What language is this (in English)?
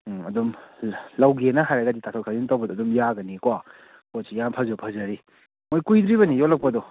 Manipuri